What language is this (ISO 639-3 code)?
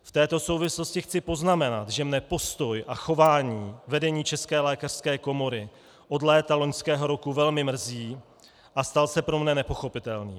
ces